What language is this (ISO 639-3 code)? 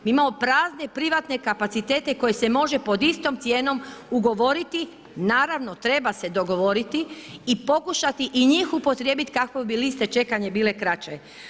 hrv